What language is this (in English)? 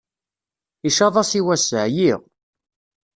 Kabyle